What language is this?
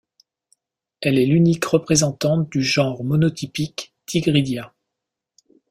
French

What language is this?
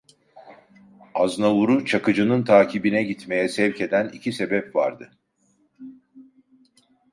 Turkish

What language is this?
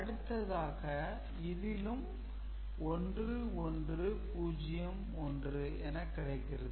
Tamil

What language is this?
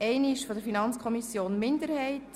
Swiss German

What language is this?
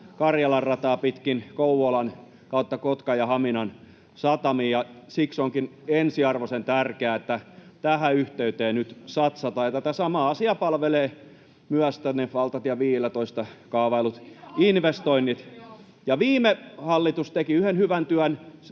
Finnish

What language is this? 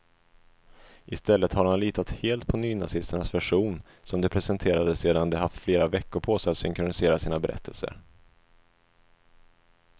Swedish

